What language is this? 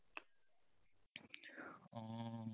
Assamese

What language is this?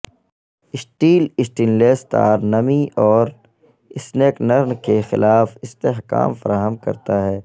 Urdu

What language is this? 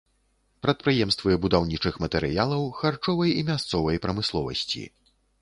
Belarusian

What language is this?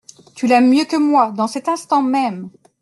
French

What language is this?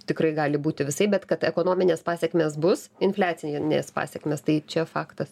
Lithuanian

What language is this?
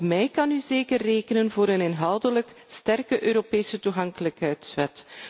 Dutch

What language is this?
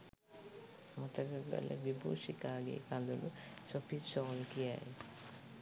Sinhala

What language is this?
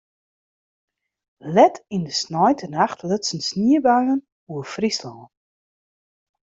Western Frisian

